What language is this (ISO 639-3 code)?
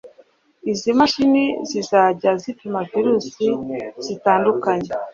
kin